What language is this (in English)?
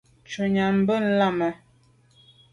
Medumba